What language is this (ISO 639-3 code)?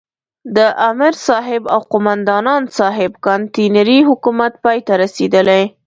pus